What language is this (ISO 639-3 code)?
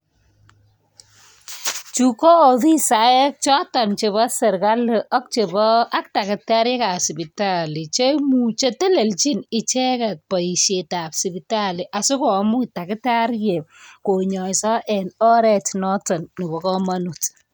kln